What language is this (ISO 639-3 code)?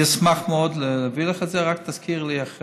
heb